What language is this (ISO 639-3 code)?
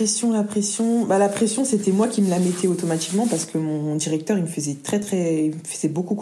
fra